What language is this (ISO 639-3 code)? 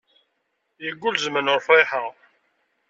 kab